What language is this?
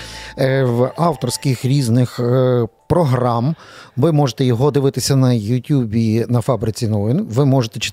Ukrainian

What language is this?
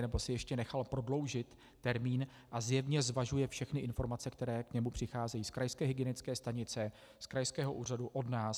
Czech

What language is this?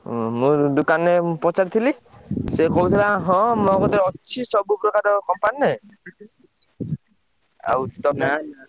Odia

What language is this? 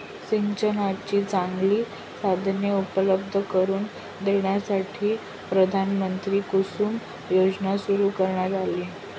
Marathi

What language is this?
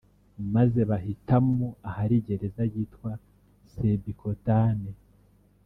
Kinyarwanda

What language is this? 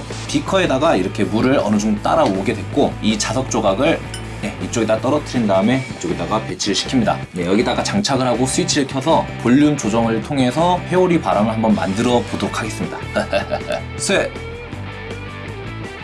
Korean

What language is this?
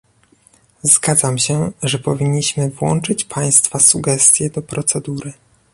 Polish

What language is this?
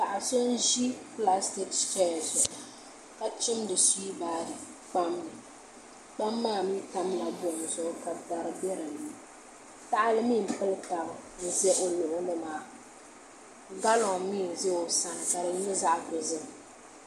Dagbani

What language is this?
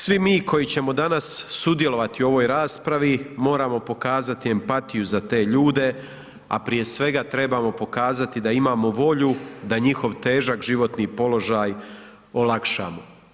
Croatian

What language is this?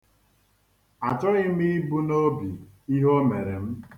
Igbo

